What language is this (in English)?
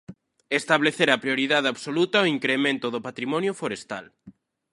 Galician